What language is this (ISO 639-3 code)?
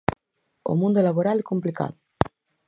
glg